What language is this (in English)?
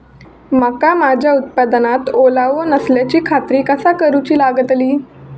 Marathi